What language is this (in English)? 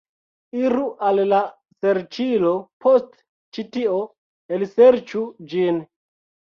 Esperanto